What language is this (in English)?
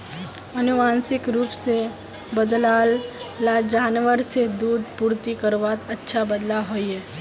Magahi